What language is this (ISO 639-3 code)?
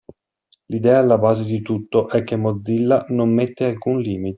ita